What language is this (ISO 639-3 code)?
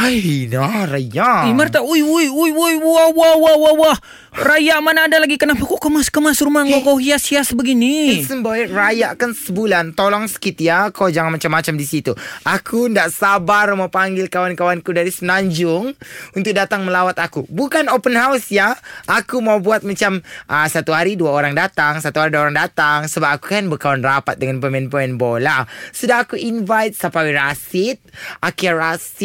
msa